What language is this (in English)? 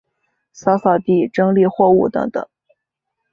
Chinese